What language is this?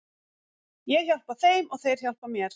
Icelandic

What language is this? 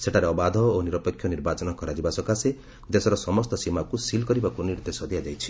Odia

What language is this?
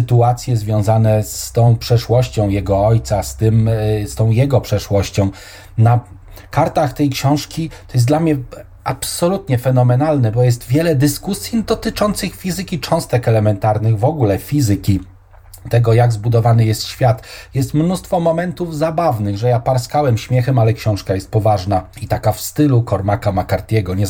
Polish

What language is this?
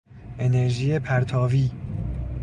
Persian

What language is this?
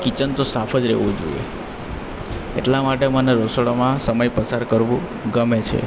Gujarati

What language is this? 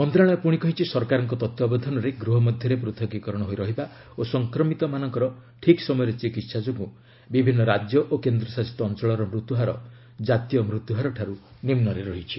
Odia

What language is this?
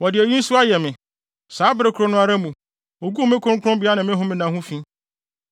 Akan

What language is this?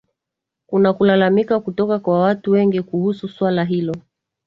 Swahili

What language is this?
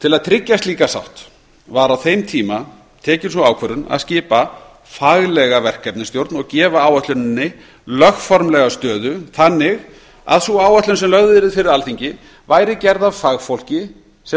Icelandic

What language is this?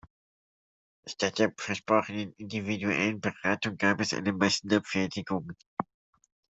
German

